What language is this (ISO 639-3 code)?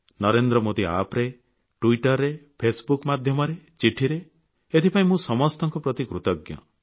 ori